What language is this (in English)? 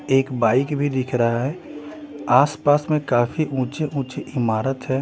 Hindi